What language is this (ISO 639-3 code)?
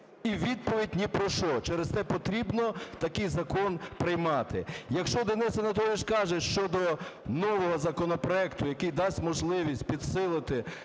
ukr